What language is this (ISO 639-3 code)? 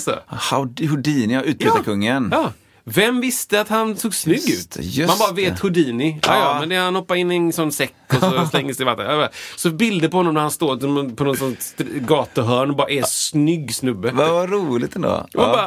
swe